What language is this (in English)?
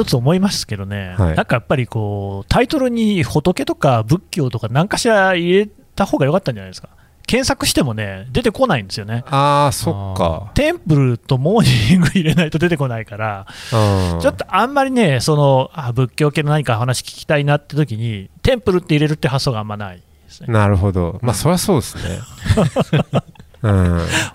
Japanese